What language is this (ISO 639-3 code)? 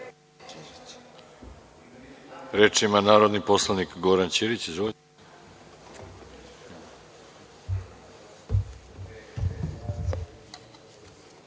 srp